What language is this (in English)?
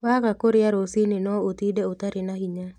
Kikuyu